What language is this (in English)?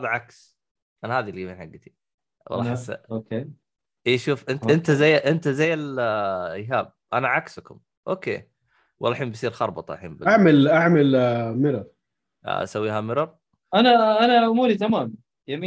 Arabic